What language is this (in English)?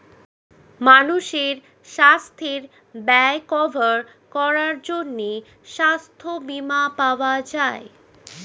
Bangla